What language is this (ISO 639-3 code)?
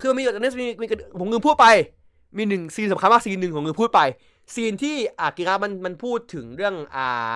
tha